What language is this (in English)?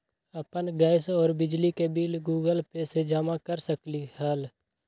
Magahi